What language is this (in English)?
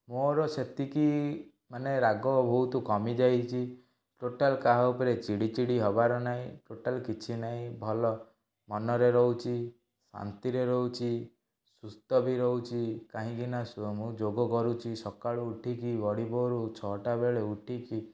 Odia